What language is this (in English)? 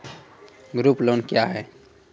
Maithili